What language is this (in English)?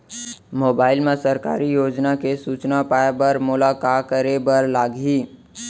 Chhattisgarhi